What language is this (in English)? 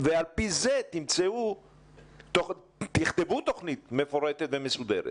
Hebrew